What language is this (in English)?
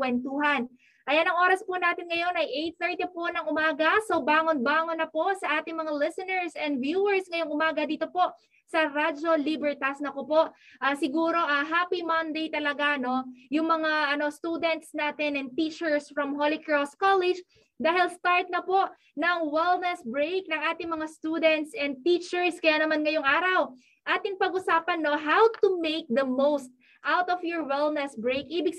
Filipino